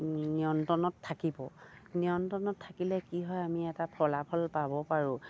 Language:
Assamese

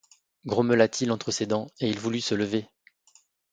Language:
French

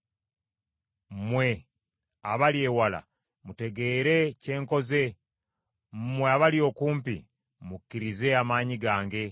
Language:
Ganda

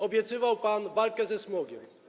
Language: Polish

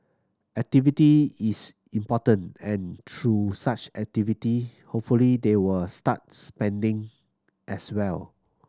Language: English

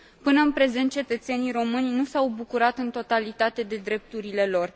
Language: Romanian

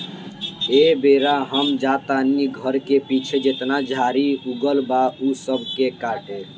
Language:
Bhojpuri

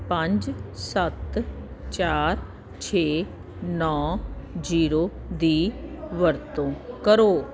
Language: Punjabi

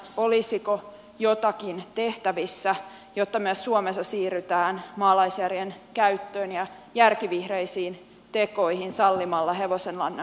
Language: Finnish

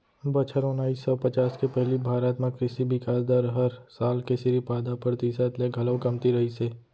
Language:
Chhattisgarhi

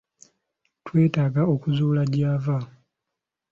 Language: Ganda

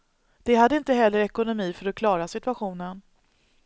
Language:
Swedish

